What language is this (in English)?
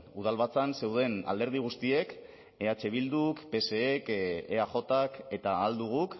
Basque